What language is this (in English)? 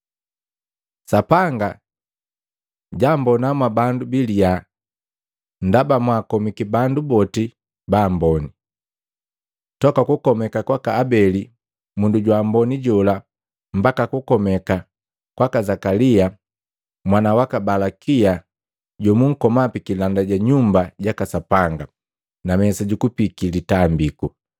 Matengo